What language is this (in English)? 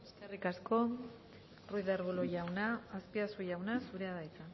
Basque